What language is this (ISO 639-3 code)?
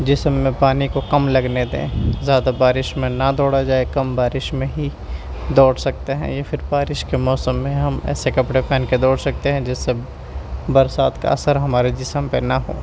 urd